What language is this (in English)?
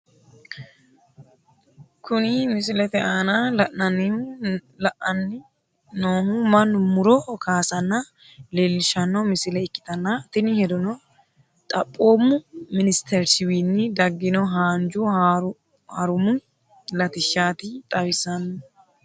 Sidamo